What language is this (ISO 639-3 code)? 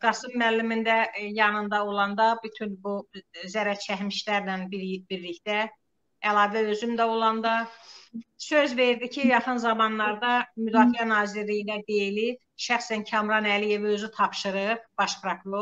tur